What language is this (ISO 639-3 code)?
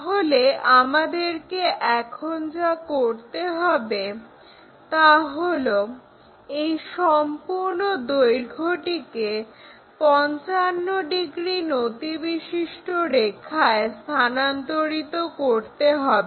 ben